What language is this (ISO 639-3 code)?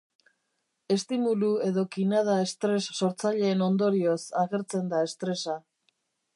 eus